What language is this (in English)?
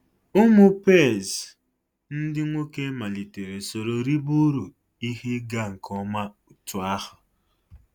Igbo